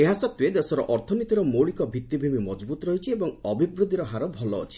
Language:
Odia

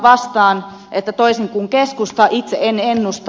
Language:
Finnish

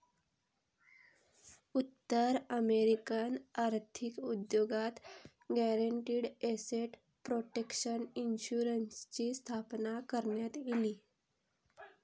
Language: Marathi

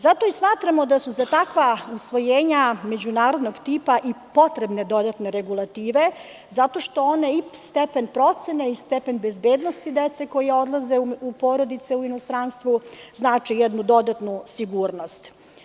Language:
Serbian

